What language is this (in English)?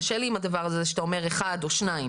Hebrew